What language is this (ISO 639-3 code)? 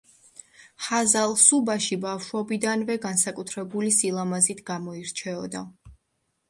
kat